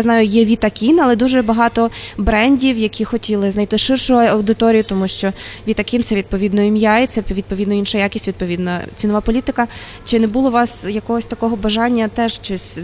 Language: Ukrainian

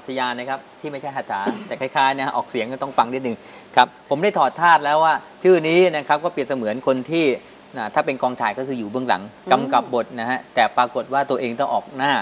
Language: Thai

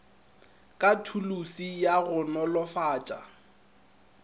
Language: Northern Sotho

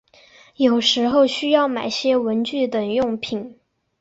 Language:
Chinese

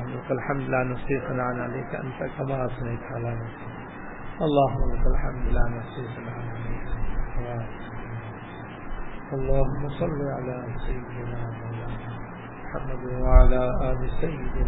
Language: Urdu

